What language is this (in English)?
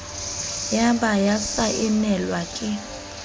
Southern Sotho